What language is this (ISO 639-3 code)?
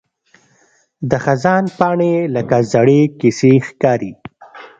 pus